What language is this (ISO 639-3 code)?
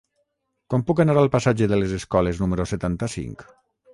cat